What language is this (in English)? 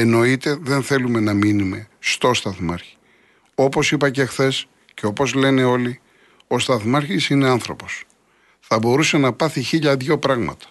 Greek